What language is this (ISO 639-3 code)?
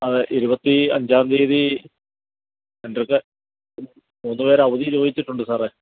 mal